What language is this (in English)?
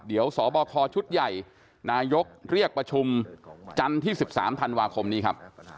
Thai